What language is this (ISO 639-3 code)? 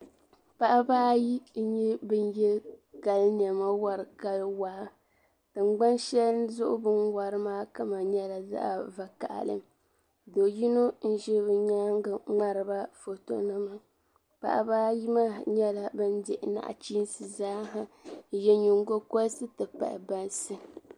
dag